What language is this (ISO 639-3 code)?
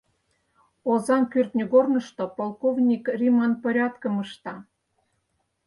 chm